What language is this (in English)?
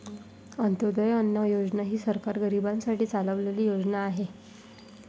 Marathi